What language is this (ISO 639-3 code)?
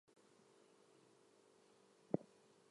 eng